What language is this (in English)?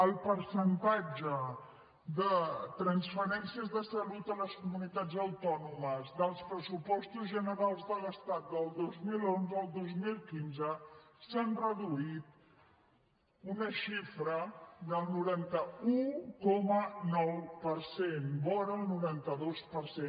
Catalan